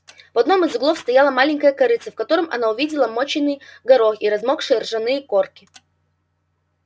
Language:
Russian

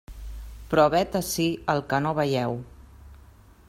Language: Catalan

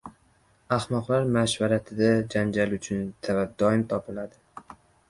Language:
Uzbek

